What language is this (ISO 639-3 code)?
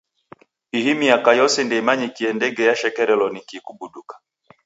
dav